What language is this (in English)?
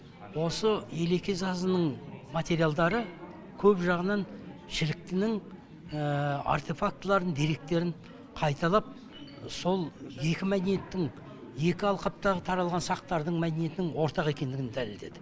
Kazakh